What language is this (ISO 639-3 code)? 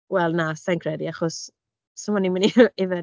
cym